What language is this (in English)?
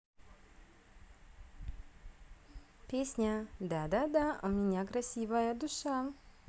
Russian